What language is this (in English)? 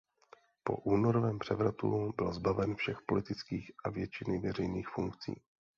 Czech